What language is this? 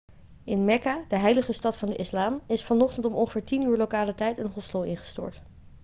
Dutch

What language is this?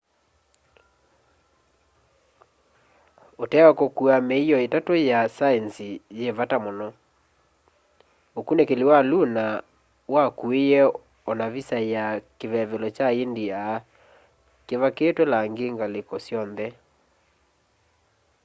Kamba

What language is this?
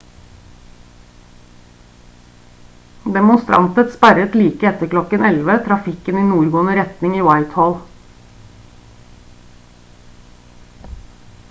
Norwegian Bokmål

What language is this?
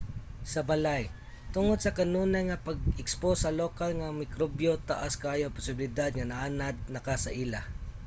Cebuano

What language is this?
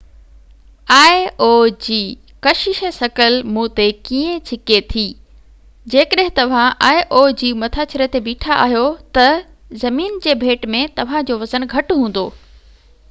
Sindhi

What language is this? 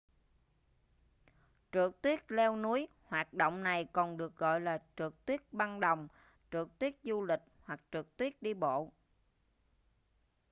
Vietnamese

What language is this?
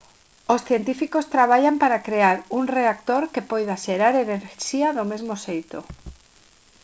Galician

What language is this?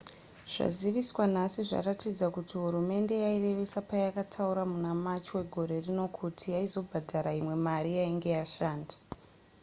Shona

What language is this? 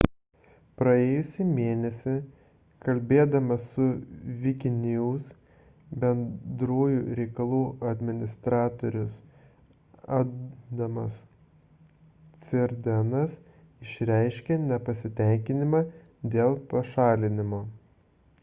Lithuanian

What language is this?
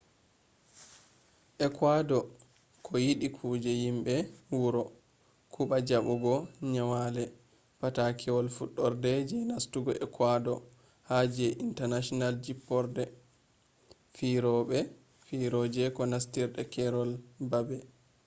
Fula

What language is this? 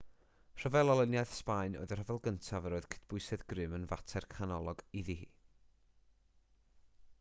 Welsh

